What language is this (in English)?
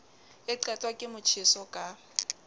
Southern Sotho